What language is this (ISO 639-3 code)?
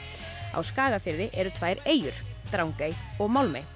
isl